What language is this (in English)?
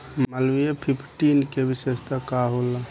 Bhojpuri